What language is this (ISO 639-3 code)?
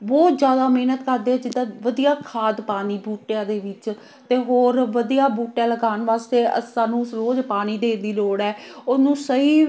pan